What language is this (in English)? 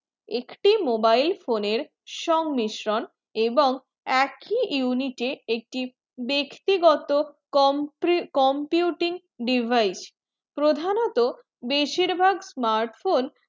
Bangla